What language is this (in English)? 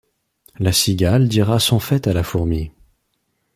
French